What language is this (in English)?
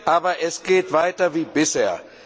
German